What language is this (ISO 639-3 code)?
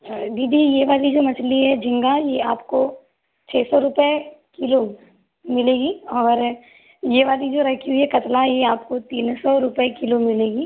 hin